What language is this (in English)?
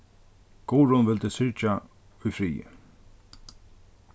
Faroese